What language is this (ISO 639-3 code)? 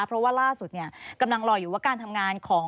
tha